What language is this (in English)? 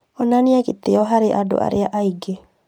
Kikuyu